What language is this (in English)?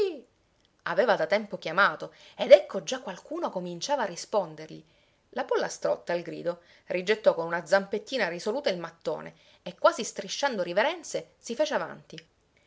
Italian